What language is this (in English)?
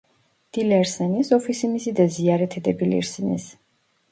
Turkish